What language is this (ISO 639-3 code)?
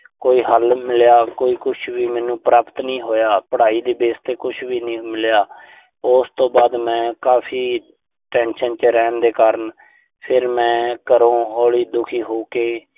pan